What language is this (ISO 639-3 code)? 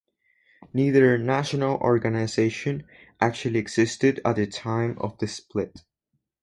eng